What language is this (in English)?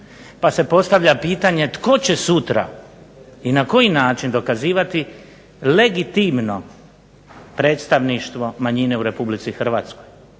Croatian